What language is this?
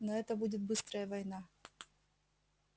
Russian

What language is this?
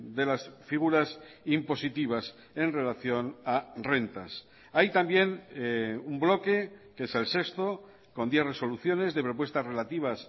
Spanish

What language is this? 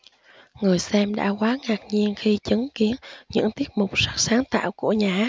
Vietnamese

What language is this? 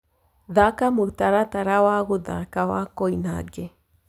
Kikuyu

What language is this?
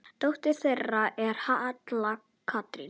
Icelandic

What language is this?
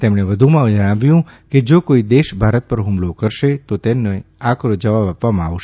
Gujarati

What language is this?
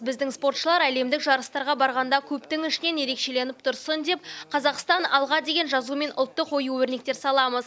Kazakh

